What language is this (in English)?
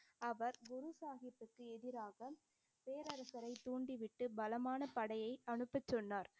Tamil